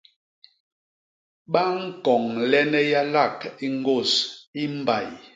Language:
Basaa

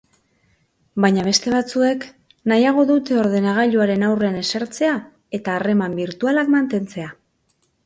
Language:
Basque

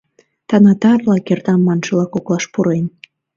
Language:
Mari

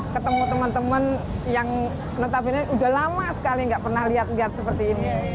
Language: Indonesian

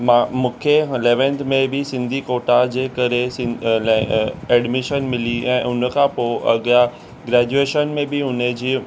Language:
Sindhi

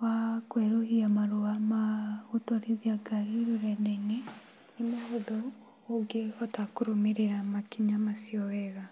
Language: Kikuyu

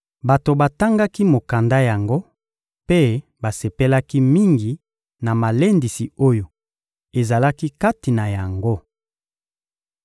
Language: Lingala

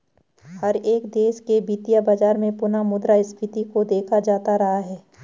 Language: Hindi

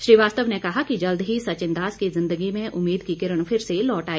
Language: Hindi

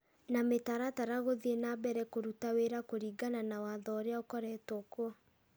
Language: Kikuyu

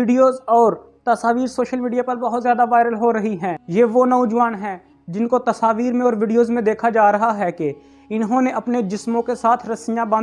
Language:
Urdu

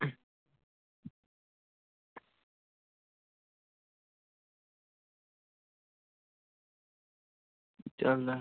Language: Punjabi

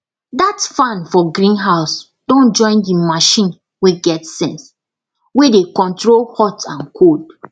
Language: Nigerian Pidgin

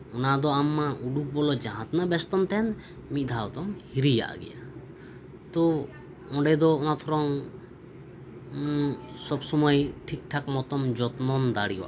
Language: Santali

